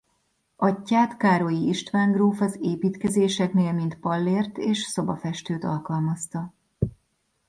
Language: Hungarian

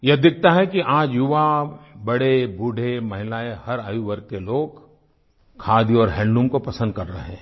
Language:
Hindi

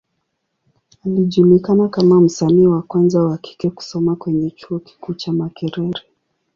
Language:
Swahili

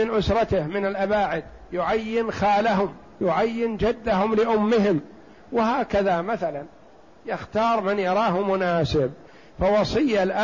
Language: Arabic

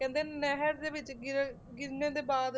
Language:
Punjabi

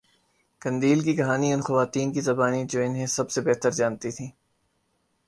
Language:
Urdu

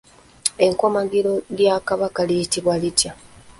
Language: Ganda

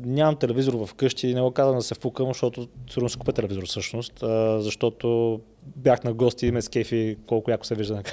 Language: Bulgarian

